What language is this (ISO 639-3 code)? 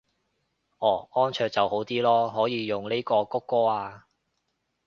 yue